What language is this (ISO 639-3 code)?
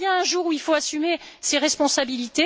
fra